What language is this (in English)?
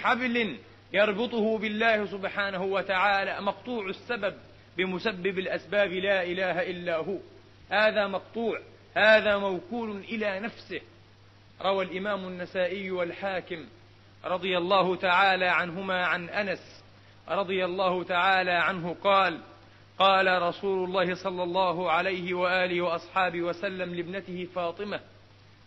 Arabic